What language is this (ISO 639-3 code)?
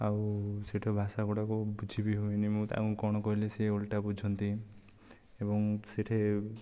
ori